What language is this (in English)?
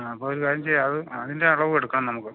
Malayalam